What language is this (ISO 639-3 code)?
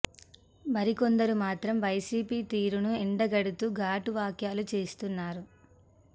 tel